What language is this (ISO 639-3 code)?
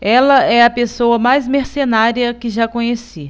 por